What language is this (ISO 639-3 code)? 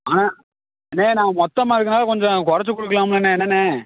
tam